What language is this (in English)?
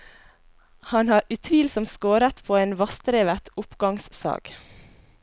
Norwegian